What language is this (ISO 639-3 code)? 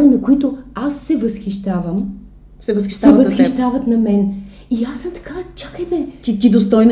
bul